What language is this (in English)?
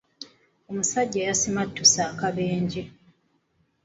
Ganda